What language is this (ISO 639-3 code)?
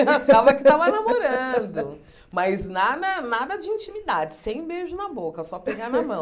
por